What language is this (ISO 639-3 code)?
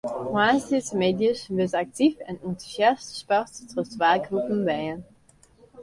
fry